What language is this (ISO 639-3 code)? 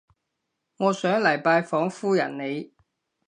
yue